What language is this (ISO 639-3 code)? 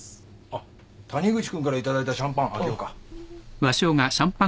jpn